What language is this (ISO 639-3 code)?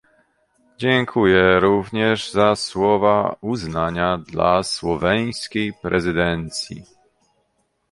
pol